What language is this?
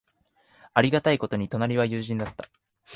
Japanese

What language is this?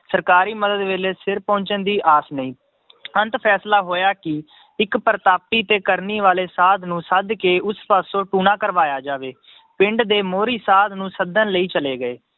Punjabi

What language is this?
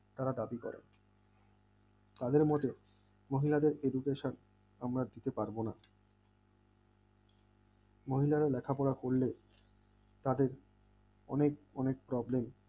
Bangla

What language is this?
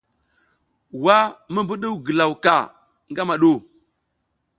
South Giziga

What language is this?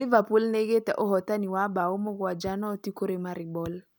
Kikuyu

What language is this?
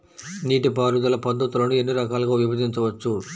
Telugu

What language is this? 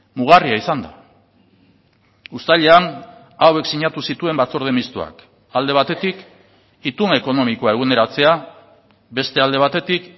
Basque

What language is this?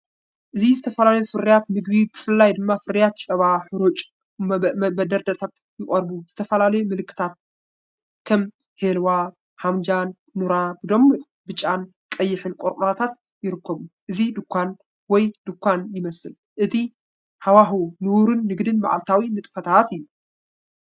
Tigrinya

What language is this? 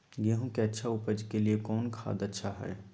Magahi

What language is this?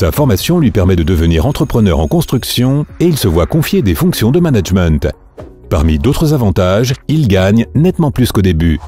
French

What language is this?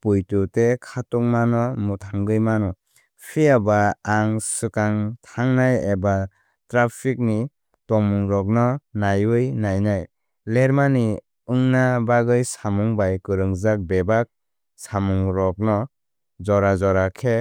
Kok Borok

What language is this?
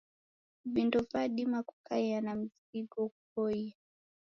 Taita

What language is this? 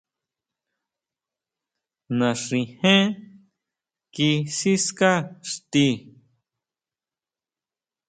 Huautla Mazatec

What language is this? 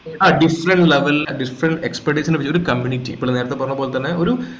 Malayalam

